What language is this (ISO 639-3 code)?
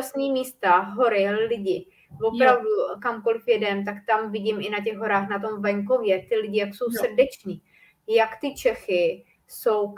ces